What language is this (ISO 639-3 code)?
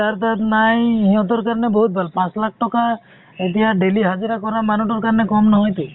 asm